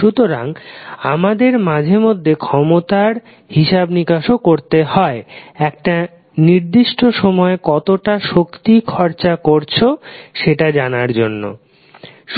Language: Bangla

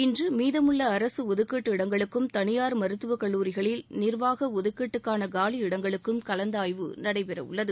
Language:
Tamil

